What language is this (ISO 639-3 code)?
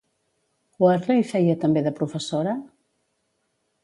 cat